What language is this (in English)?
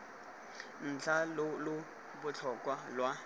Tswana